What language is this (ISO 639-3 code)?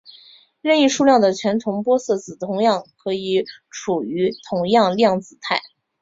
zho